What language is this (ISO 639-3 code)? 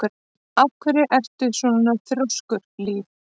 isl